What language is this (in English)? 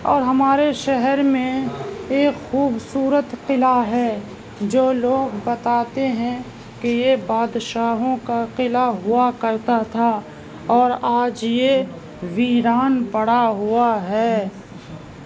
Urdu